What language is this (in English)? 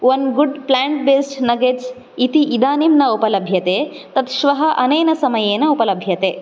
Sanskrit